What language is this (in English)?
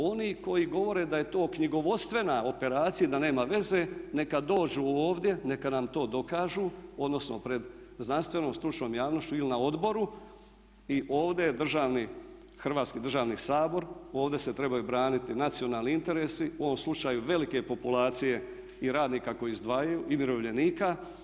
Croatian